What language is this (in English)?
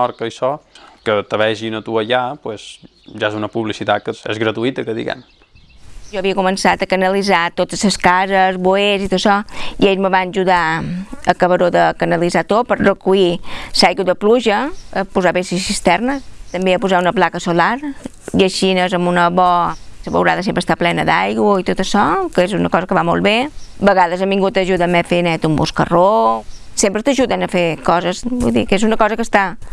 Indonesian